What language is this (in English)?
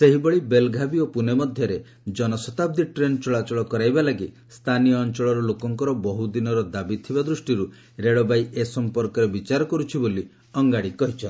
Odia